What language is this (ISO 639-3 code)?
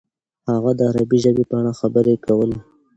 pus